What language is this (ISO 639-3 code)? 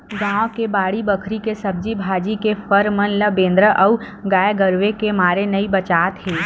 hne